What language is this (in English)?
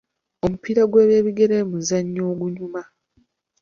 Ganda